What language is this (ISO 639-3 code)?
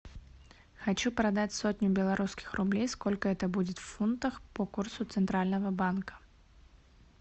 rus